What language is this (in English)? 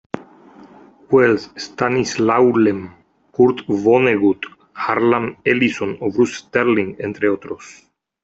Spanish